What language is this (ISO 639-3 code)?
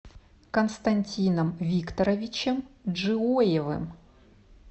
rus